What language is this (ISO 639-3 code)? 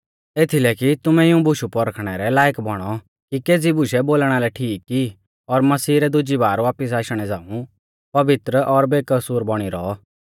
bfz